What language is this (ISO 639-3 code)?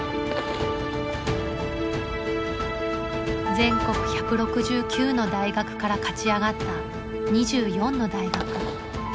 jpn